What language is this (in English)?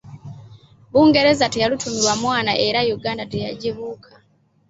Ganda